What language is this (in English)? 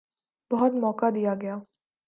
Urdu